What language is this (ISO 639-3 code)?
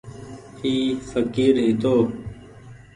gig